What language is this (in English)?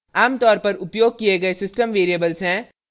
Hindi